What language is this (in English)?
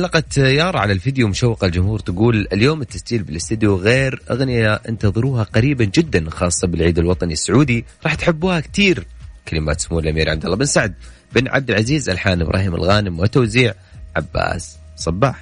Arabic